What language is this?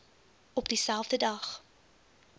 Afrikaans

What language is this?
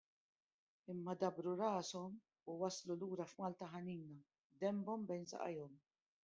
Maltese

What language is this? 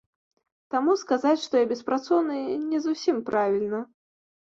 Belarusian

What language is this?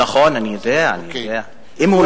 Hebrew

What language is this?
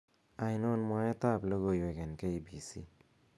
Kalenjin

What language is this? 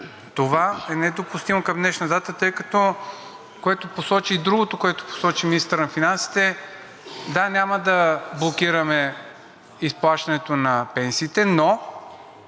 Bulgarian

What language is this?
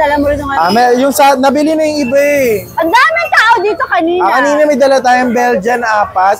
Filipino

